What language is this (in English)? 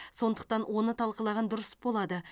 Kazakh